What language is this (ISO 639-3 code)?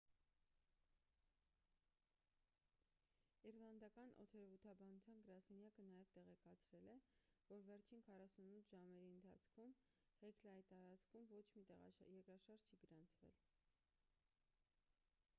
hye